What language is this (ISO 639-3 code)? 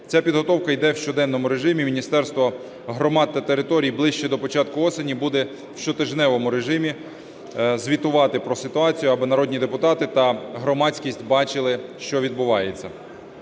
ukr